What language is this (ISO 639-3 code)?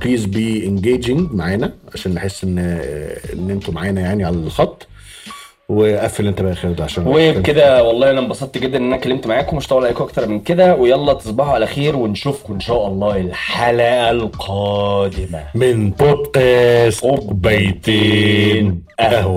ara